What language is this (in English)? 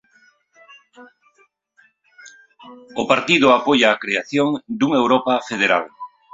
Galician